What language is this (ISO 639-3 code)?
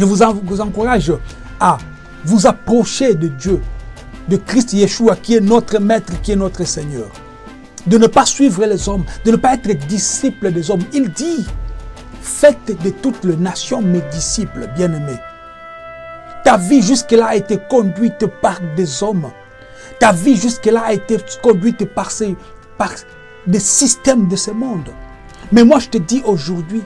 fra